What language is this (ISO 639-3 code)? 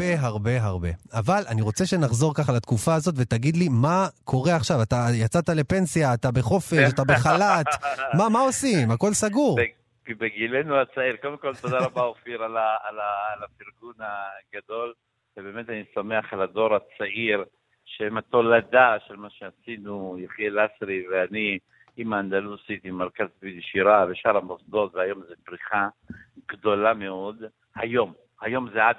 heb